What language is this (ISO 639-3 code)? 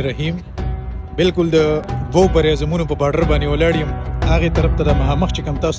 ara